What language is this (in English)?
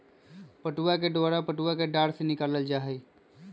Magahi